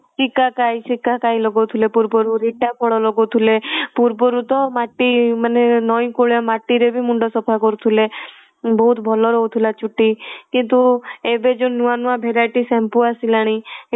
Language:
Odia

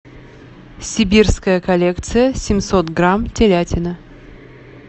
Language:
Russian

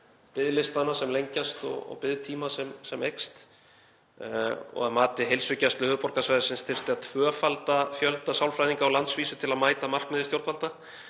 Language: Icelandic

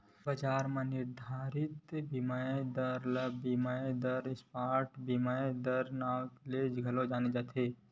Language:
Chhattisgarhi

